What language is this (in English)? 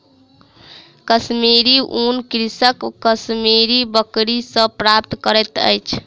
Maithili